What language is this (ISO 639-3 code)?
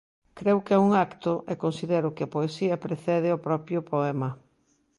glg